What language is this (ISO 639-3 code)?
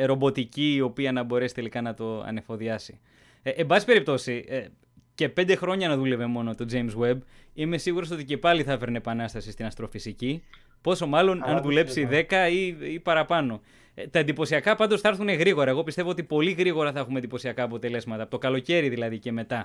ell